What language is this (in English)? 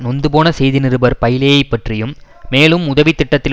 Tamil